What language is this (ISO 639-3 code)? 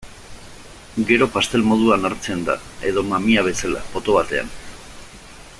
eus